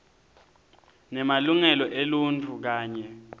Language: Swati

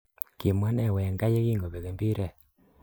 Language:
Kalenjin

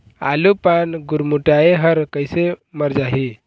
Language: Chhattisgarhi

